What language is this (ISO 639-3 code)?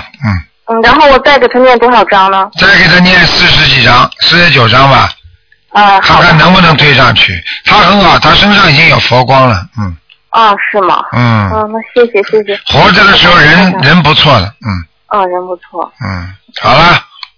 zho